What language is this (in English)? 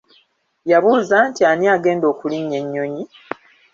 Ganda